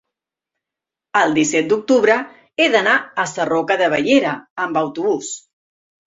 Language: Catalan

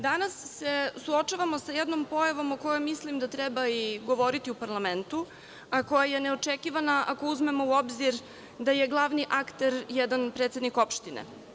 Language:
Serbian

